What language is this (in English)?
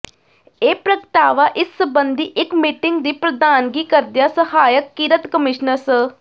Punjabi